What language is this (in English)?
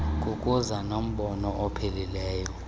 Xhosa